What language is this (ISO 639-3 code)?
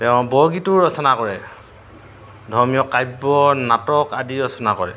asm